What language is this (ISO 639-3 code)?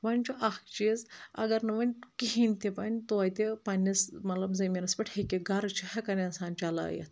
kas